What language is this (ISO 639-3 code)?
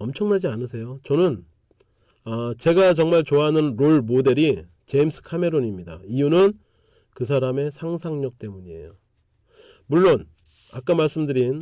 kor